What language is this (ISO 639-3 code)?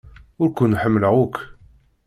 kab